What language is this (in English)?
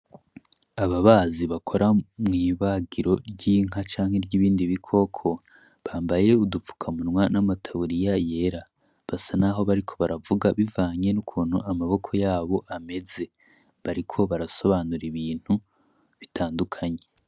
Rundi